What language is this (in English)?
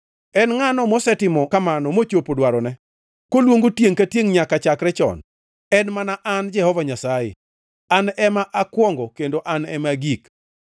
Luo (Kenya and Tanzania)